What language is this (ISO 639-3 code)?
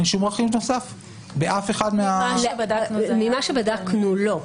heb